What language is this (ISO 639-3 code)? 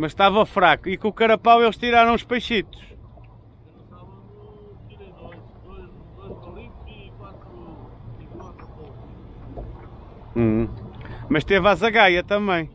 por